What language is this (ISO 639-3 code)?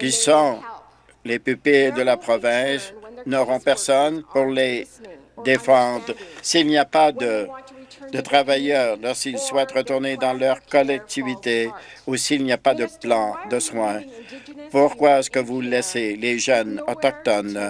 fra